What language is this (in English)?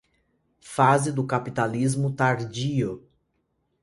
Portuguese